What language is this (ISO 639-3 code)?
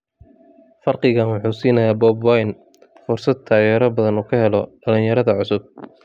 som